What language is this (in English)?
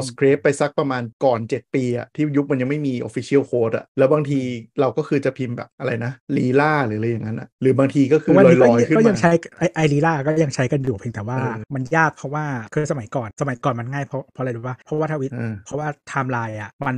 Thai